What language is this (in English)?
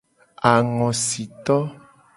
Gen